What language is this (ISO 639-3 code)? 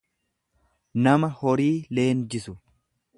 orm